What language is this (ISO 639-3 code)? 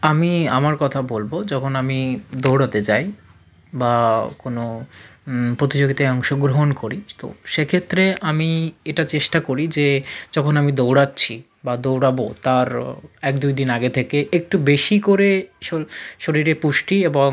ben